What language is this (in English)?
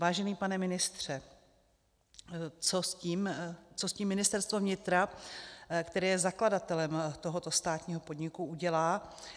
Czech